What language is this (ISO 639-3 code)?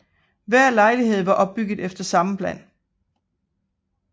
dan